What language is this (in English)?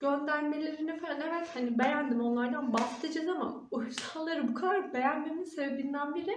Turkish